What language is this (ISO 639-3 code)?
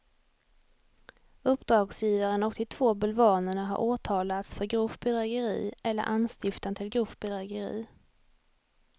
swe